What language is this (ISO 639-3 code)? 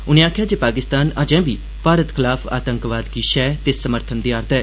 doi